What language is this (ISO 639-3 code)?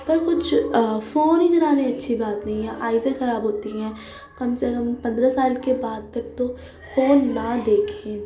urd